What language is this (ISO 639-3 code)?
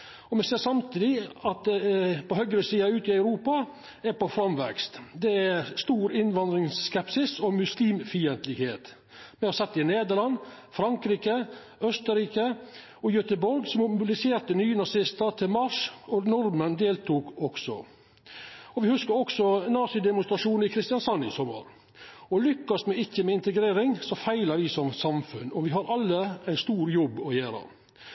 nno